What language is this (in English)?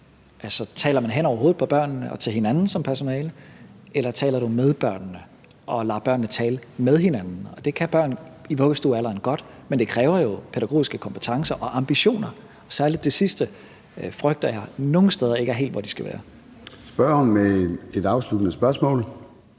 Danish